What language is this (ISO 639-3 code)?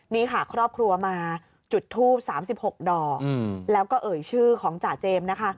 tha